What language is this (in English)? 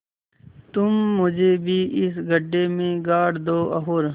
Hindi